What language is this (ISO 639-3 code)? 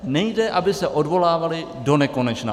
ces